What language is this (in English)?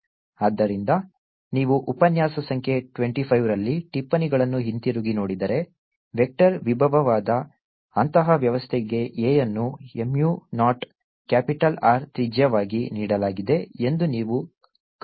Kannada